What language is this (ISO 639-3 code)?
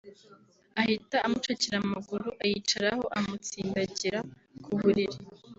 kin